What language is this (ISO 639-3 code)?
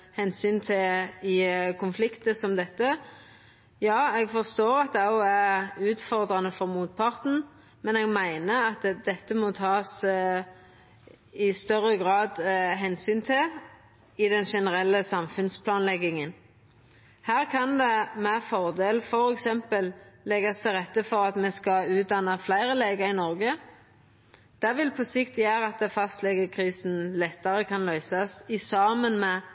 nno